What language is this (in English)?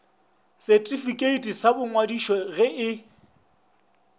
Northern Sotho